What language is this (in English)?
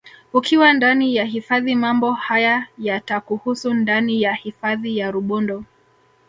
Swahili